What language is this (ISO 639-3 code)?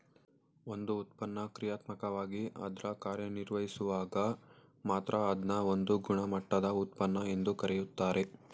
kan